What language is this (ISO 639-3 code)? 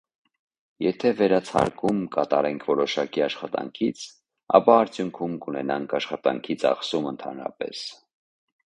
hye